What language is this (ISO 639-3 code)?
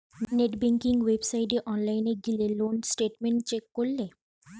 ben